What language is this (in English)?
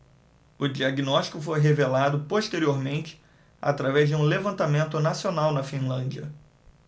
Portuguese